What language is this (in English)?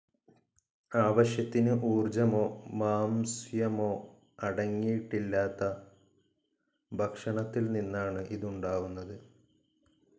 Malayalam